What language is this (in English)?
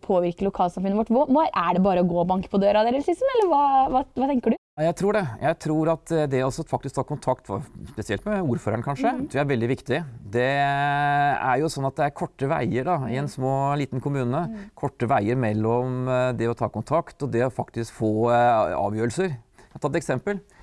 Norwegian